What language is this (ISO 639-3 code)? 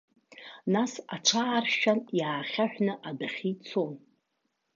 abk